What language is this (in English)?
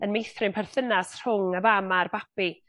Welsh